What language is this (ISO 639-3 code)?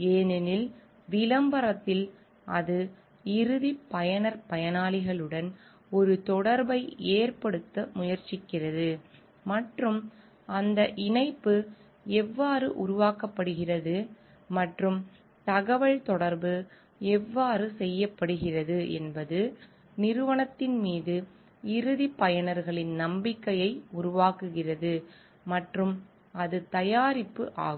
tam